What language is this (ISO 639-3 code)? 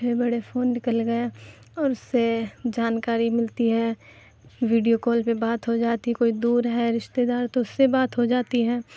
urd